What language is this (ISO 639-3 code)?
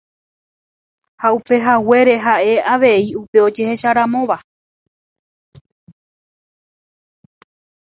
grn